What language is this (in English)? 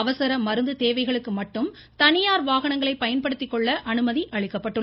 Tamil